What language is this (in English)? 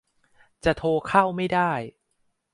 Thai